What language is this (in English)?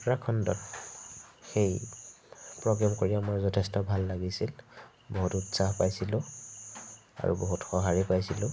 Assamese